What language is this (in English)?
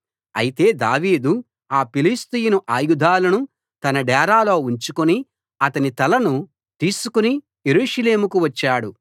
Telugu